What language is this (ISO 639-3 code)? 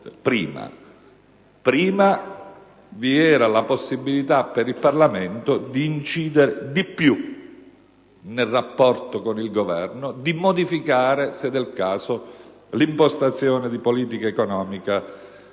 ita